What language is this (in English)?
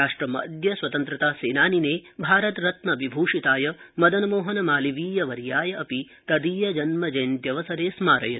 Sanskrit